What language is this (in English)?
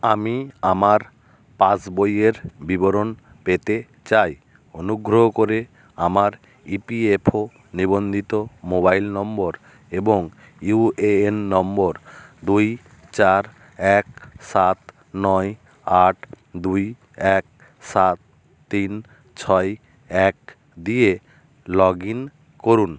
Bangla